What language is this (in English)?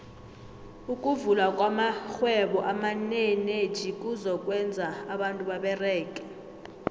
South Ndebele